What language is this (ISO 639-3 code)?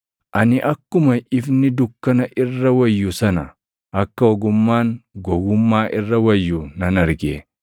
orm